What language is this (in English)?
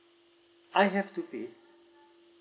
English